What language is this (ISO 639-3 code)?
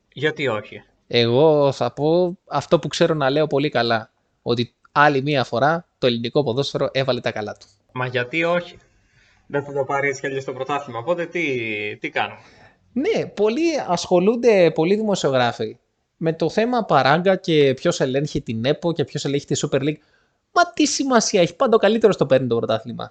ell